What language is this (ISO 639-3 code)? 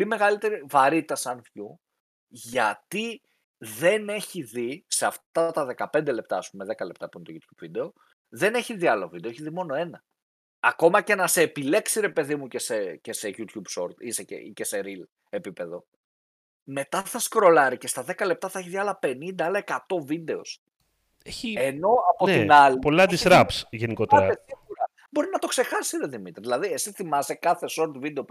ell